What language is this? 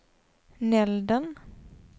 Swedish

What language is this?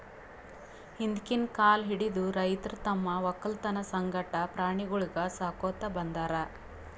Kannada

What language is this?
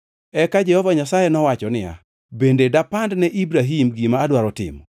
Luo (Kenya and Tanzania)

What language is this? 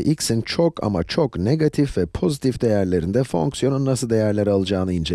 Turkish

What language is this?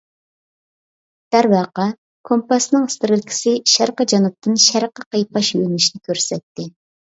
Uyghur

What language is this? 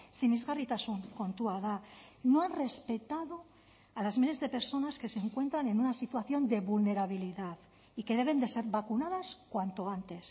Spanish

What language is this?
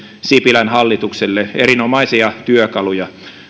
Finnish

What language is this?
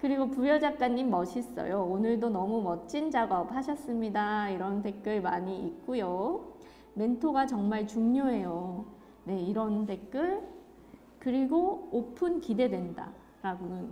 Korean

